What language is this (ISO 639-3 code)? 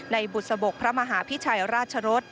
tha